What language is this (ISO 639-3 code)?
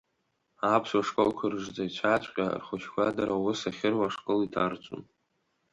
abk